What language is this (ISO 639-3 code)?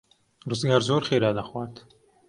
ckb